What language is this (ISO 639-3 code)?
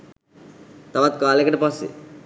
sin